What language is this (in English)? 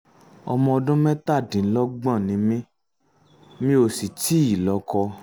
Yoruba